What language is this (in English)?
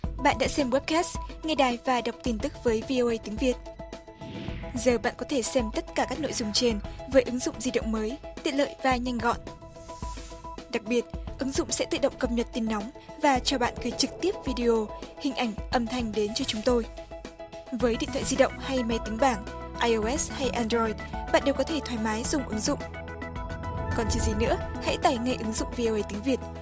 Vietnamese